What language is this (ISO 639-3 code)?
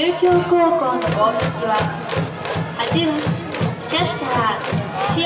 jpn